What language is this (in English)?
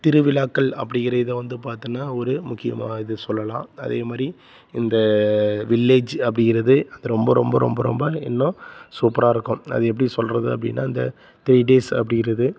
Tamil